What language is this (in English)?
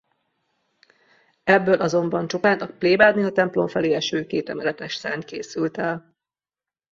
Hungarian